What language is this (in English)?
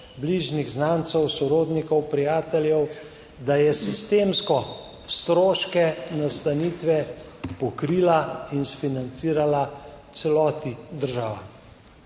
Slovenian